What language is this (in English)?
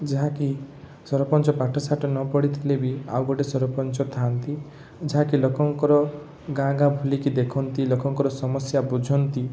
Odia